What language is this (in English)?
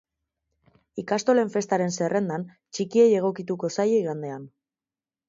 Basque